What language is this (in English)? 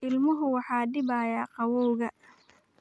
Somali